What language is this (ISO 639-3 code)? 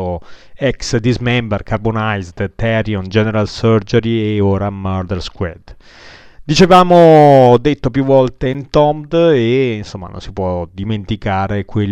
ita